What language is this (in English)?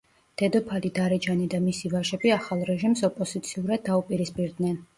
Georgian